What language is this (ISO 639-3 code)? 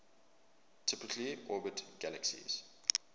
eng